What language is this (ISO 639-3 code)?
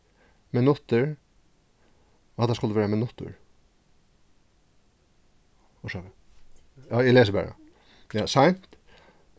fao